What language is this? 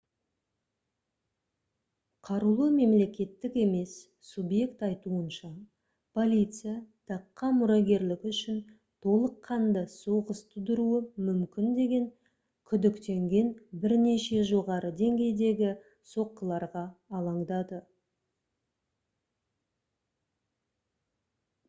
Kazakh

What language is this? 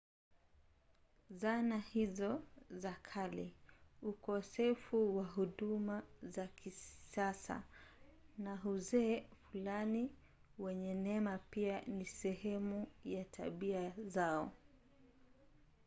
Swahili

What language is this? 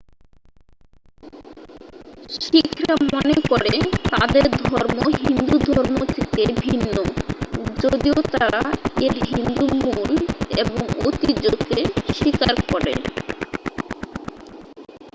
Bangla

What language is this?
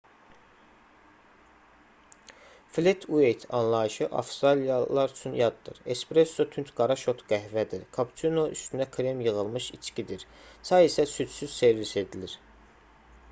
Azerbaijani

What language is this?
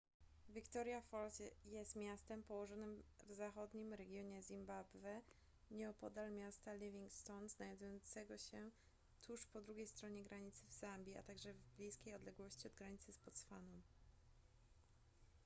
Polish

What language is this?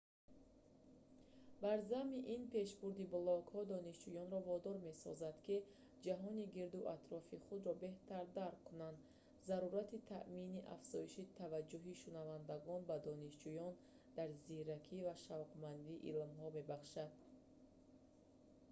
Tajik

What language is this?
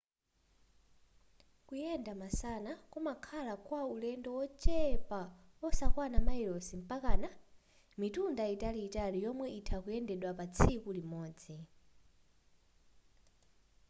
Nyanja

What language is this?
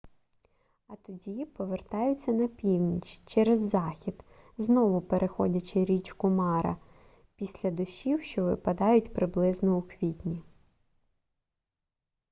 Ukrainian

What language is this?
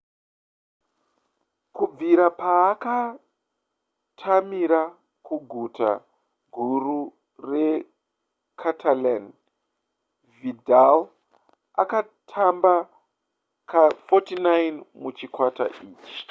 Shona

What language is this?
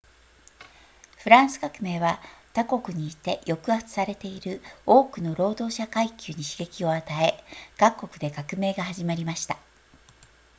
Japanese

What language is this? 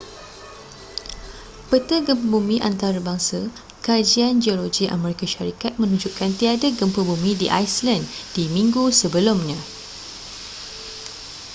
Malay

